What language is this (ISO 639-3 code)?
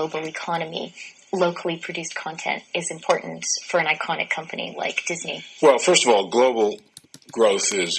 eng